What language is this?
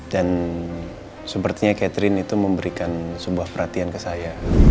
Indonesian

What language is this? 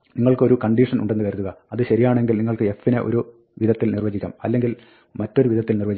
Malayalam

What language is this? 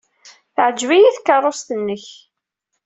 Kabyle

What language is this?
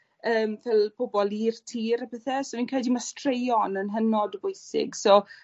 Welsh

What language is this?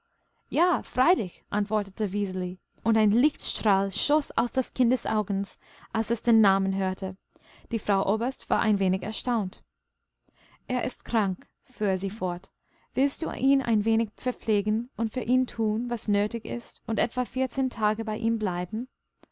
German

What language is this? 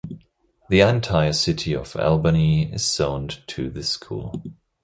English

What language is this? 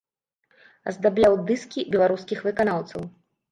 Belarusian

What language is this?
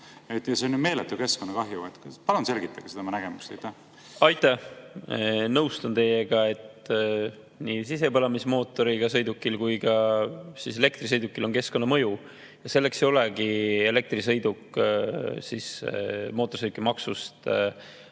Estonian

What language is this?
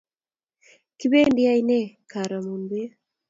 Kalenjin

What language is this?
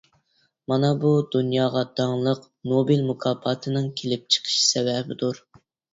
Uyghur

